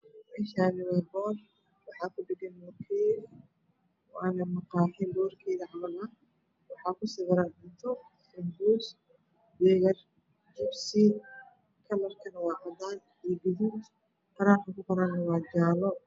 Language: Somali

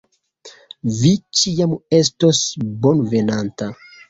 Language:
Esperanto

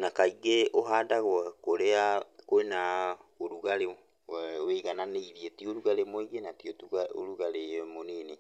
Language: Kikuyu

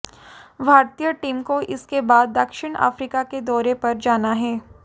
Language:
Hindi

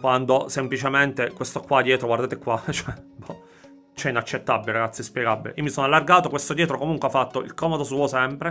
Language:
Italian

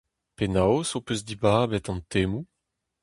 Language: Breton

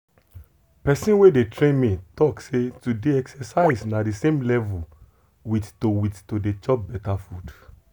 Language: Nigerian Pidgin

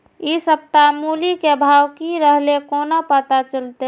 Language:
Maithili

